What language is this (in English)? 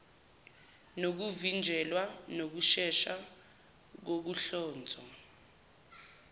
Zulu